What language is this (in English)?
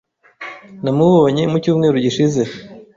Kinyarwanda